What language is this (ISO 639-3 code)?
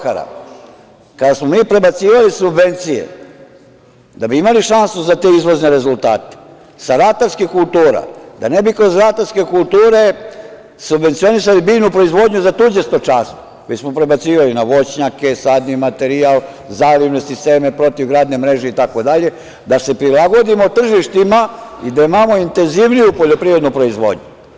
srp